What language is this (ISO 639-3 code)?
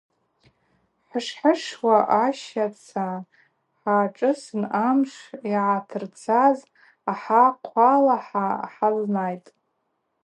abq